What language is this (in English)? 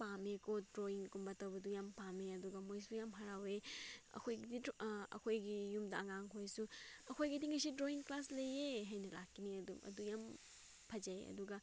Manipuri